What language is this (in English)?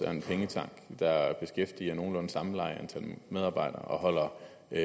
Danish